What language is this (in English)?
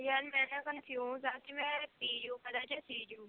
Punjabi